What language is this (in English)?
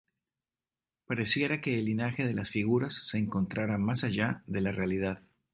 Spanish